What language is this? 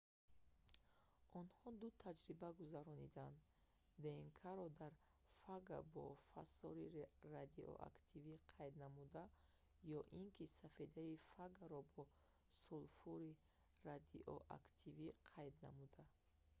Tajik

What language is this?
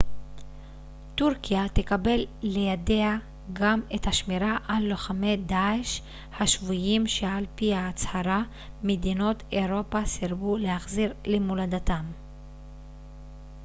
Hebrew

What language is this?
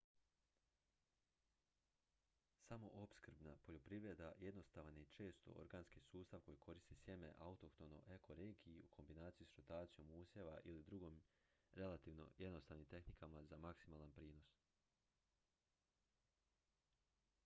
Croatian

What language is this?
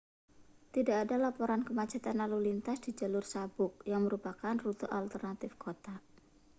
Indonesian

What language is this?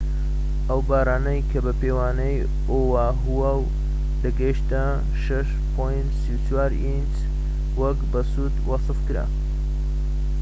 Central Kurdish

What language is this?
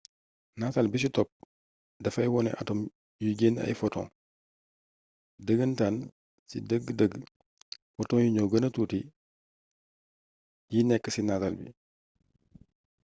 Wolof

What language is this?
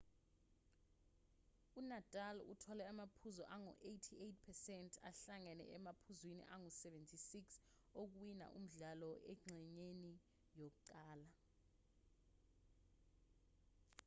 Zulu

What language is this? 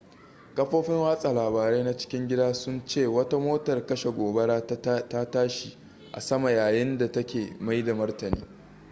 Hausa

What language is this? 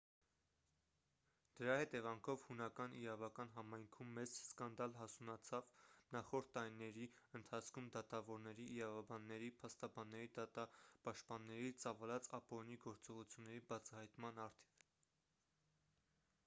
Armenian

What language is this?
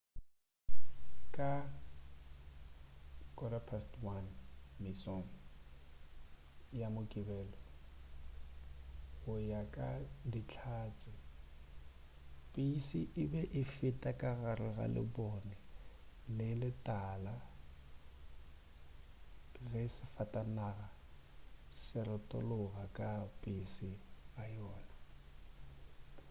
Northern Sotho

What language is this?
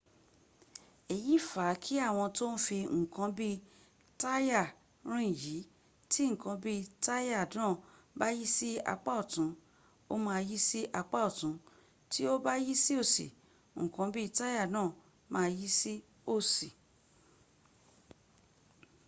Yoruba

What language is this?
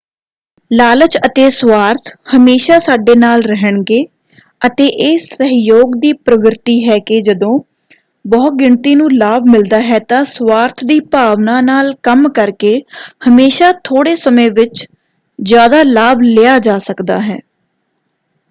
Punjabi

